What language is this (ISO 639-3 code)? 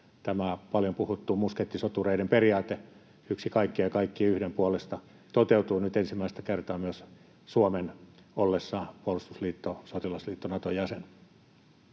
fin